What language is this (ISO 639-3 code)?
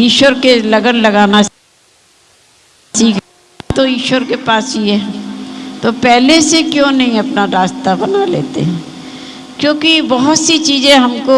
hin